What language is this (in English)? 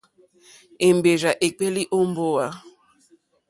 Mokpwe